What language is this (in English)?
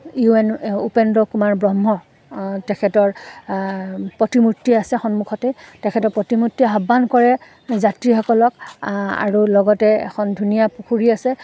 Assamese